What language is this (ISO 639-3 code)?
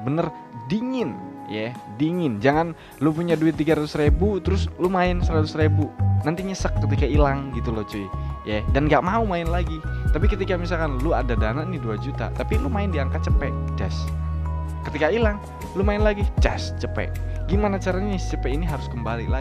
ind